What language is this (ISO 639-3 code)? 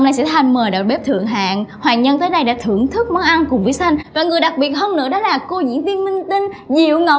vie